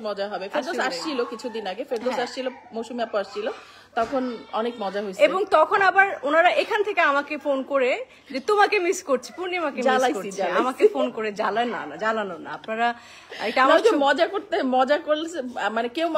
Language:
Bangla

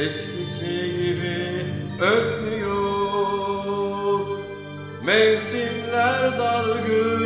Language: Turkish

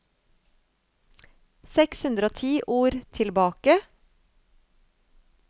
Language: Norwegian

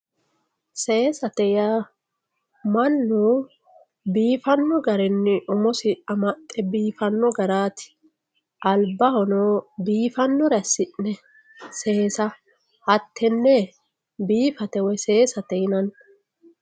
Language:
Sidamo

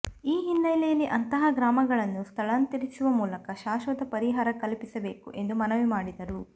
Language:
Kannada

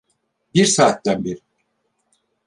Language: Turkish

